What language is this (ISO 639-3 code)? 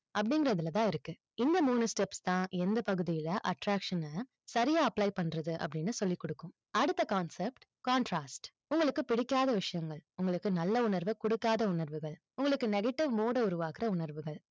tam